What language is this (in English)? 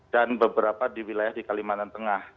Indonesian